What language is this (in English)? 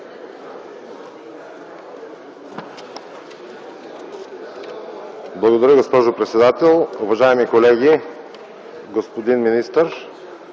Bulgarian